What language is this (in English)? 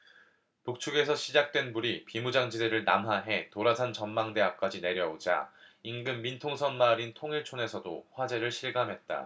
Korean